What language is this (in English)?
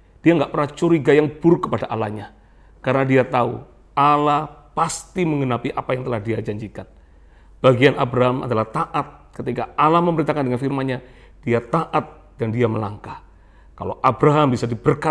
Indonesian